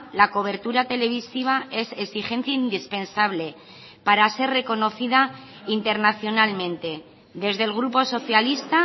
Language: Spanish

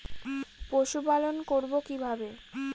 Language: Bangla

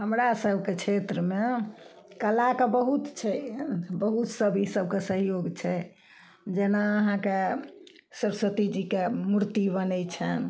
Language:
Maithili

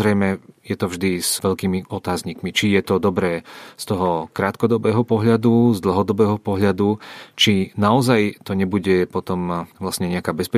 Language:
Czech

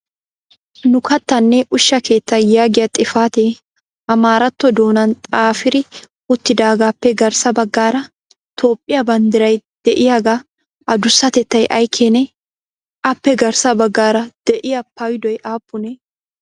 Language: Wolaytta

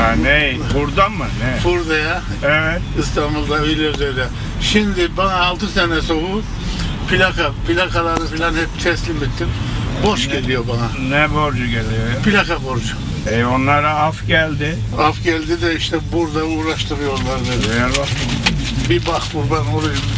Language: Turkish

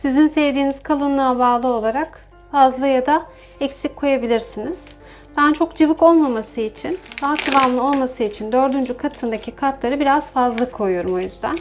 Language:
Turkish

